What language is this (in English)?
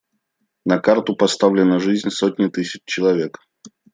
Russian